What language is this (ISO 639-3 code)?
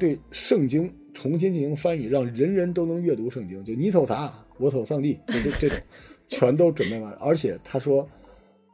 zho